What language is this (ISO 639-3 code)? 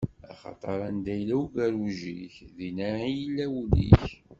kab